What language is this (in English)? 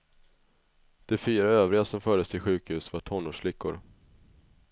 Swedish